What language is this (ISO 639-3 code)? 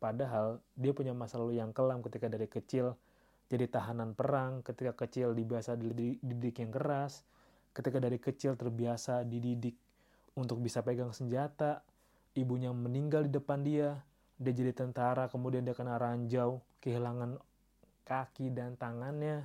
ind